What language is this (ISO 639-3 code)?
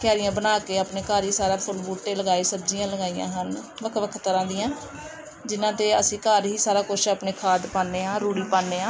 pan